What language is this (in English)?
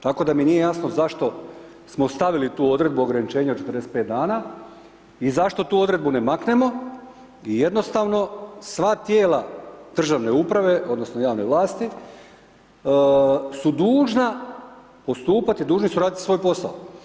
Croatian